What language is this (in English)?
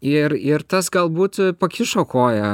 Lithuanian